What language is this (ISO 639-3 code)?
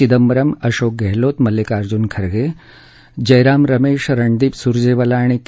mar